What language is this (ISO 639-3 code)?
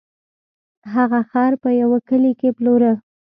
pus